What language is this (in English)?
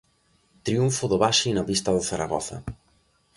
Galician